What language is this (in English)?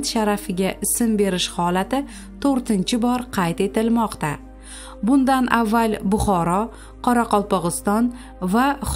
Dutch